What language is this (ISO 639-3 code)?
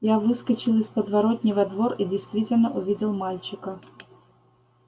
rus